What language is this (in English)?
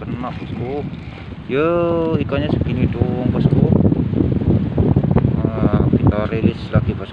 Indonesian